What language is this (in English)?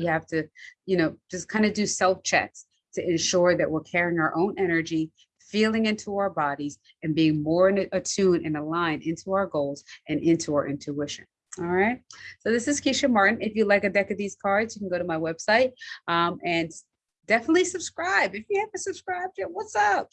English